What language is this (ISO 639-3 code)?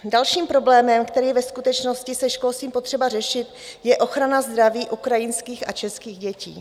ces